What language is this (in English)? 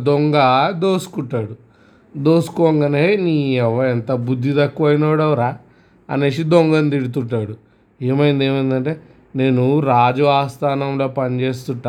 Telugu